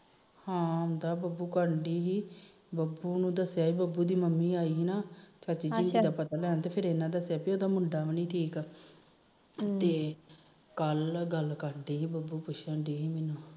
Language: Punjabi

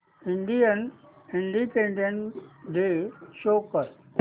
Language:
Marathi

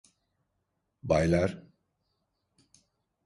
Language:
Turkish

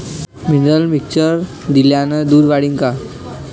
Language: Marathi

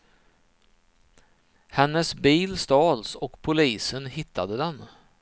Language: Swedish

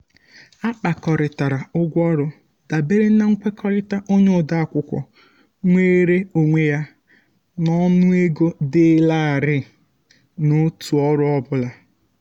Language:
Igbo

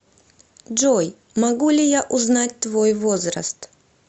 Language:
Russian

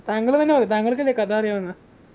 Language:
Malayalam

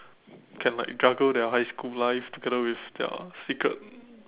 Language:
English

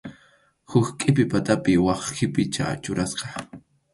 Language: Arequipa-La Unión Quechua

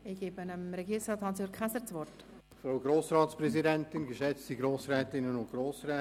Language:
Swiss German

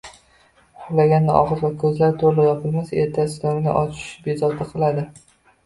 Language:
Uzbek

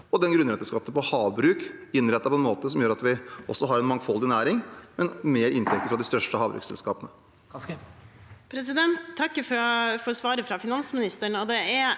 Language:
Norwegian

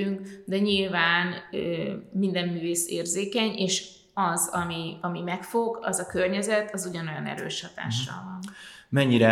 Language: Hungarian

